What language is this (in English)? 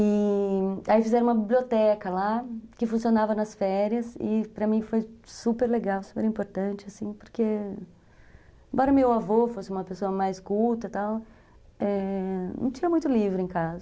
Portuguese